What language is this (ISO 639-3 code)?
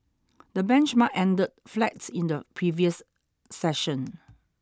eng